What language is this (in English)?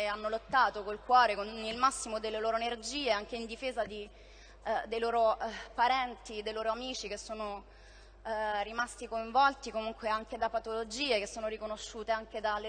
Italian